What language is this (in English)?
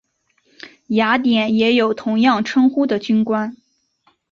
Chinese